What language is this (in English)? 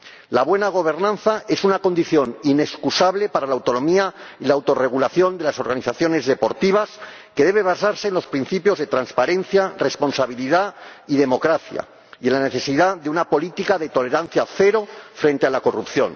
Spanish